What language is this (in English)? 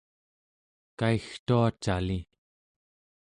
Central Yupik